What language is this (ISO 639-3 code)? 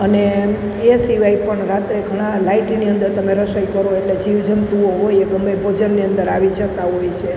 guj